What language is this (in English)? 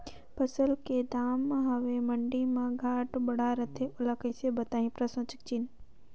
Chhattisgarhi